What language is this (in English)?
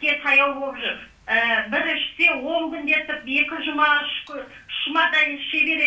Turkish